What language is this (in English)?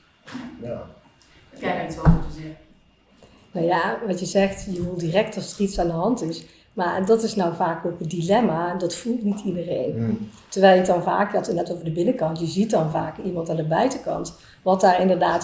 Dutch